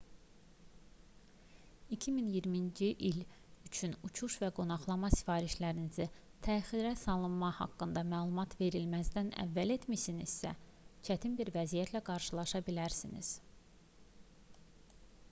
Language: Azerbaijani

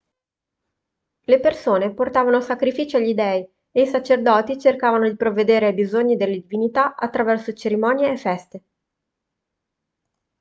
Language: Italian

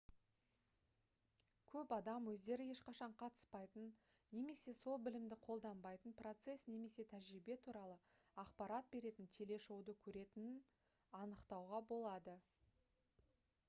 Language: Kazakh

